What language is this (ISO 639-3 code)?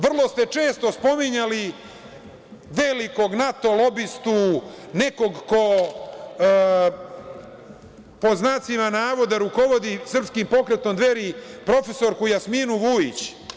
srp